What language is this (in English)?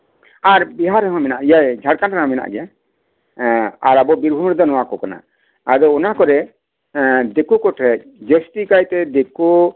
Santali